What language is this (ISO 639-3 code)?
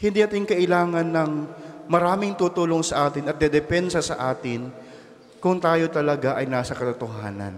fil